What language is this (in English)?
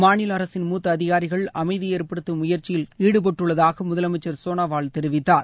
Tamil